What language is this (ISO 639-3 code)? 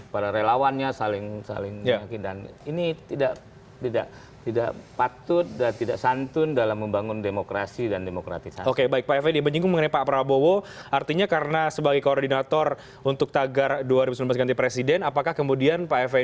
ind